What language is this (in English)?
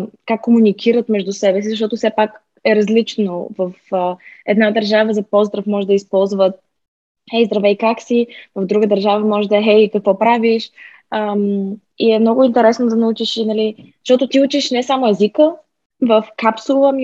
Bulgarian